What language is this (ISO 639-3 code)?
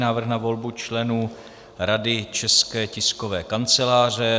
ces